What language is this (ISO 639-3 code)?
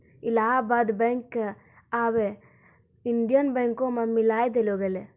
mai